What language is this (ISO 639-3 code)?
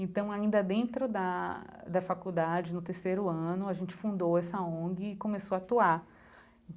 por